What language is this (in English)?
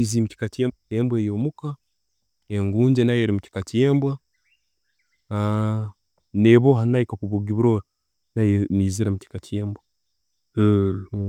Tooro